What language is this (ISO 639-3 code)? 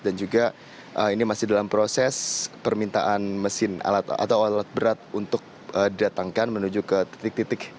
ind